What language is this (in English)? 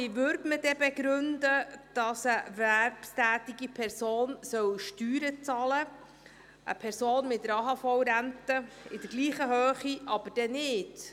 Swiss German